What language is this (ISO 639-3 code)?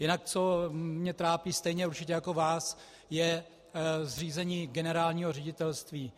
ces